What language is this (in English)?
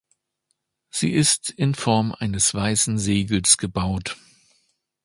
German